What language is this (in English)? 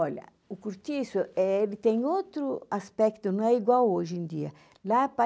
Portuguese